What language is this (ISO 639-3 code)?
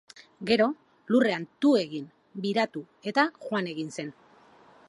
eus